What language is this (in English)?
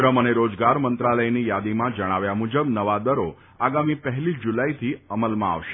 Gujarati